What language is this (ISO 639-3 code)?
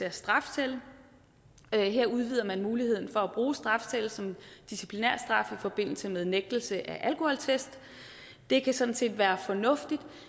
dan